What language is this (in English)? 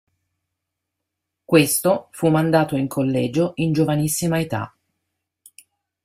Italian